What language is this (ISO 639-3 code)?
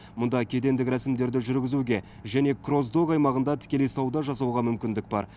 kaz